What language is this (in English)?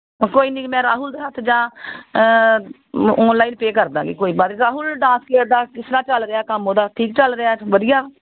Punjabi